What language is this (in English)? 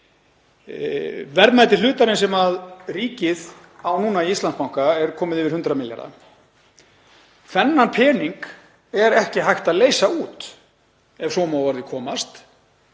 Icelandic